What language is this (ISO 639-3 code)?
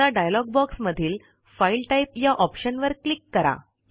mar